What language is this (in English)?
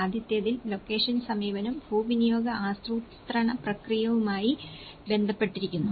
Malayalam